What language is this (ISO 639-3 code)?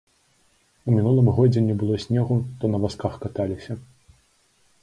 bel